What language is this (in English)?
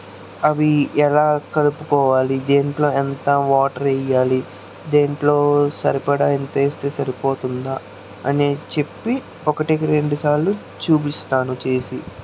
Telugu